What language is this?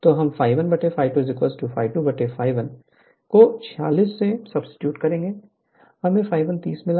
Hindi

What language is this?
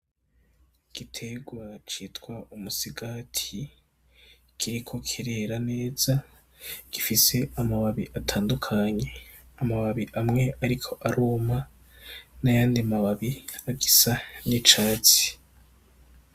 Rundi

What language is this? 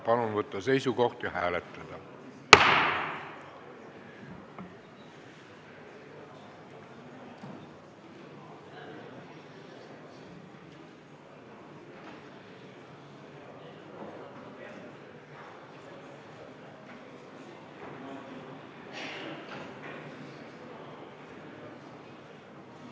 Estonian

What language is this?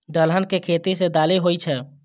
Maithili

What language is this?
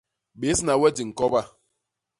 Basaa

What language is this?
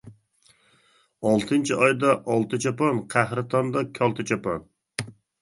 Uyghur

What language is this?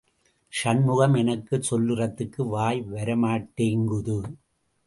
Tamil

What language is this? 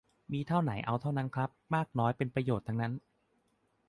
Thai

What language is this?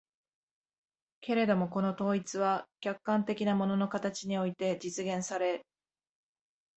Japanese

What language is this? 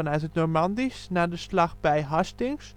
Dutch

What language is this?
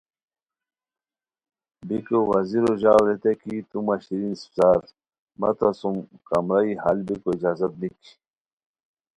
Khowar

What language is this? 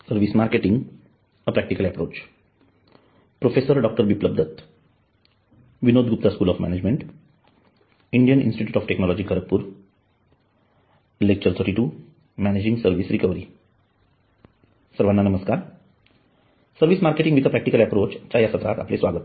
Marathi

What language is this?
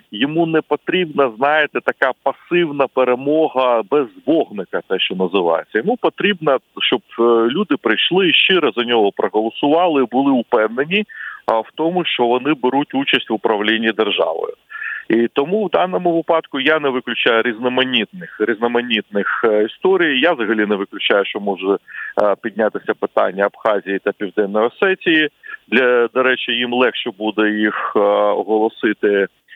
Ukrainian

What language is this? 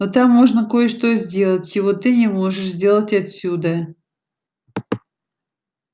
Russian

